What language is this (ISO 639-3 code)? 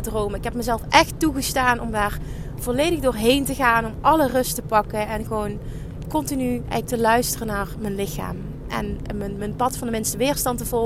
nld